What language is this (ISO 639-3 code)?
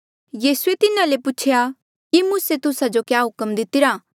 mjl